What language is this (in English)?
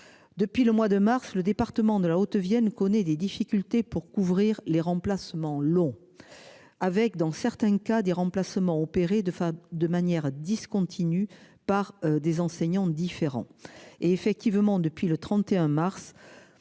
French